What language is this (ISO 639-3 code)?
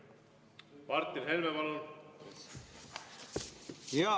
est